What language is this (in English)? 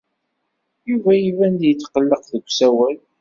Kabyle